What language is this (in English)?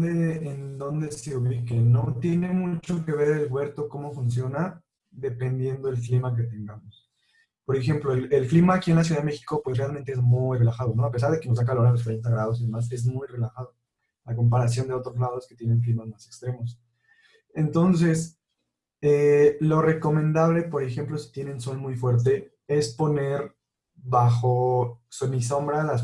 Spanish